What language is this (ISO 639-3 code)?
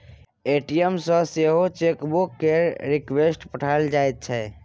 mai